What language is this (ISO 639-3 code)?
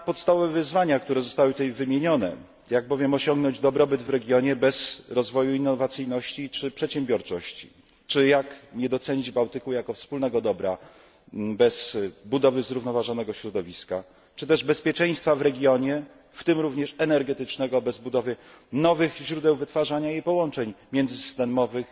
pol